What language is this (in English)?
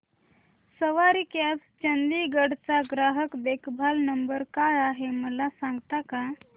Marathi